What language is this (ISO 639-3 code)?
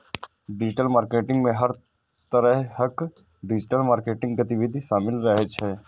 mai